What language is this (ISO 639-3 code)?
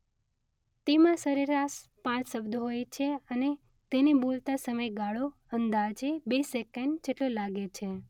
guj